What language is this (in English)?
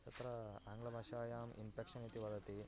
Sanskrit